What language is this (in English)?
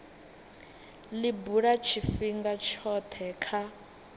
Venda